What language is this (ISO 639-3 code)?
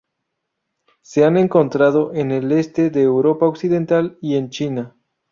spa